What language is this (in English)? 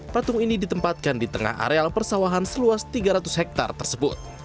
Indonesian